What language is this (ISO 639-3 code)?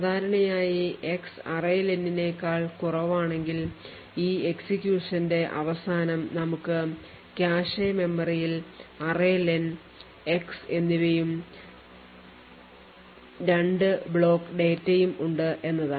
mal